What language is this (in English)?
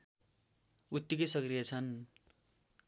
Nepali